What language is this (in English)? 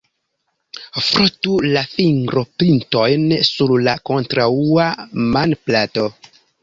Esperanto